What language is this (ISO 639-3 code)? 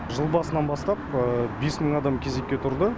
kaz